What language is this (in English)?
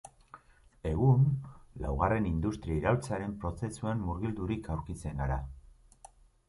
Basque